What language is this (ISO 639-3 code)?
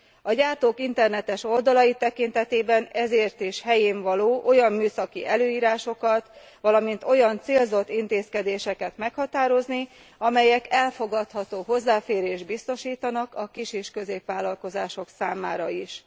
hun